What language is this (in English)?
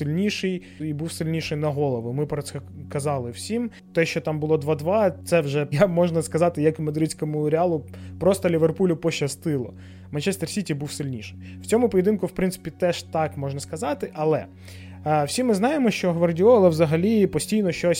Ukrainian